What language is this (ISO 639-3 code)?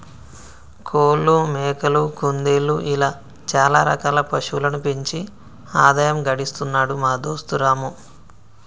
tel